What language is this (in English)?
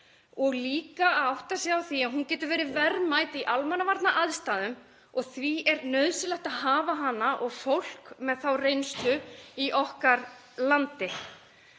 Icelandic